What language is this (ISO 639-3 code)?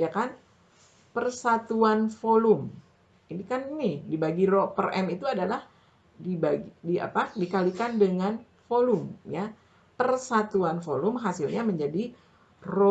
ind